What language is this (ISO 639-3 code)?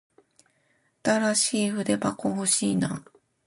jpn